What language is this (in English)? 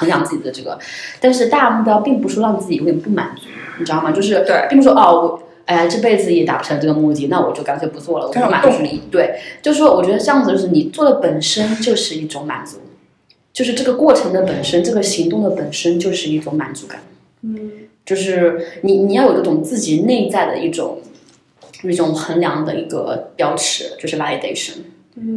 Chinese